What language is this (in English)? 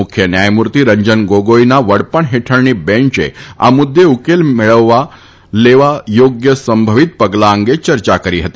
Gujarati